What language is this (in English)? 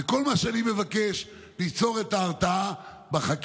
Hebrew